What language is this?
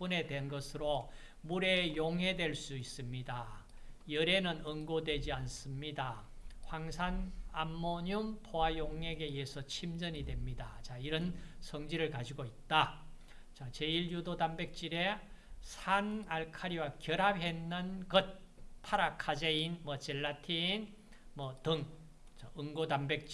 Korean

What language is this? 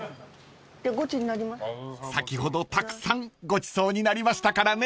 Japanese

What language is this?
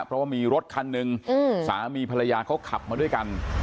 Thai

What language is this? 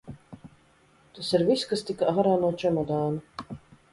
Latvian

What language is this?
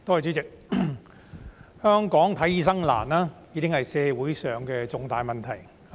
Cantonese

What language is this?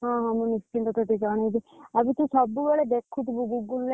Odia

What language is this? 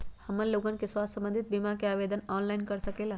Magahi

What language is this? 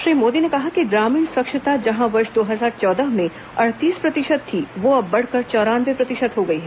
Hindi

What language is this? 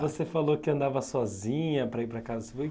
Portuguese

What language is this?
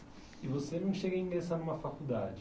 Portuguese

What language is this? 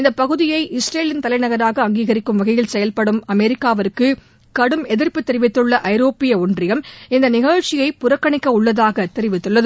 Tamil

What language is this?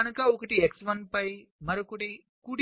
Telugu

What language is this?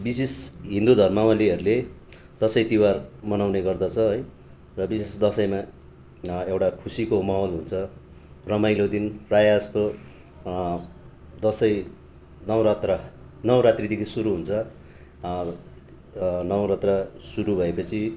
Nepali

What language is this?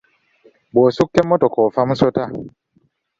Ganda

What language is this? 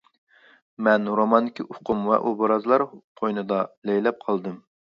Uyghur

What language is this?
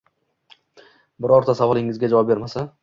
Uzbek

